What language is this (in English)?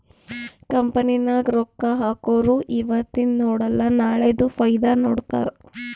Kannada